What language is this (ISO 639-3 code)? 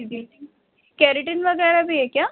urd